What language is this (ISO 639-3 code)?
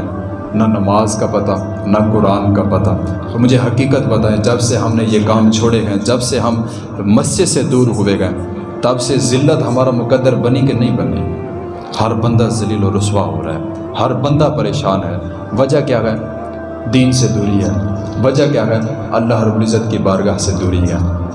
urd